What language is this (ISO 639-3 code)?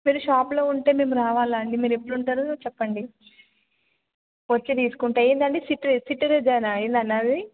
tel